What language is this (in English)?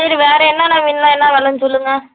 Tamil